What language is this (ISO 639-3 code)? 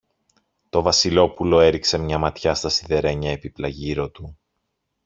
ell